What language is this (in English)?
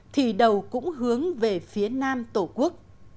Vietnamese